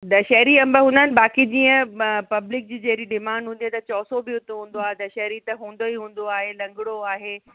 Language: Sindhi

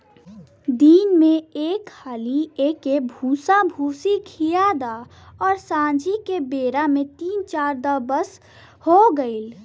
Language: Bhojpuri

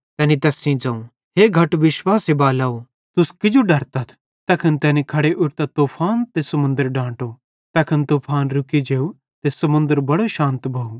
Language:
Bhadrawahi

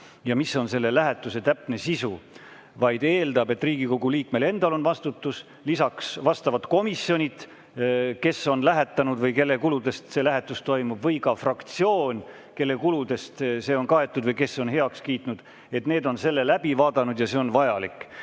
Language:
Estonian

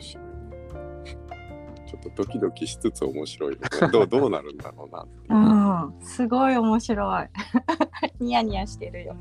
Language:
Japanese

